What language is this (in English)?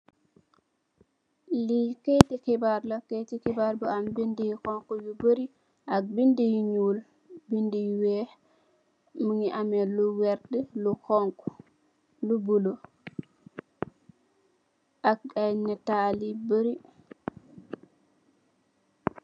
Wolof